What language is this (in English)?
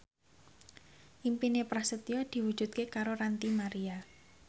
Javanese